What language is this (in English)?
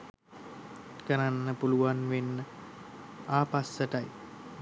Sinhala